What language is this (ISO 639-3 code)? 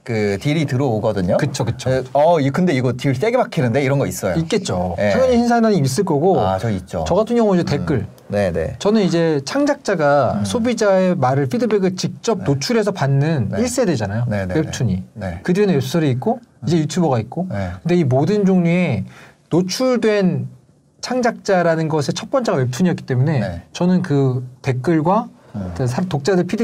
kor